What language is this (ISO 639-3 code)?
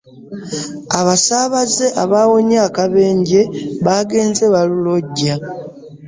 lug